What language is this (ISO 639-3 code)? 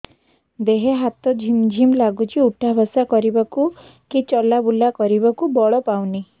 ori